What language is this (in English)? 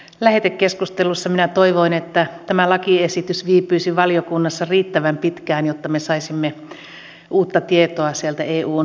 Finnish